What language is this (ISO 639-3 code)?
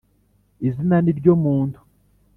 kin